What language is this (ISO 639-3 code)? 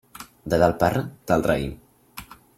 cat